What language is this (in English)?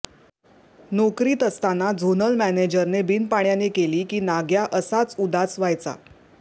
Marathi